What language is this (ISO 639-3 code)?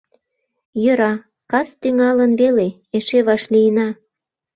chm